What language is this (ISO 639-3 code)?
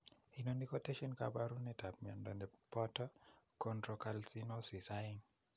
kln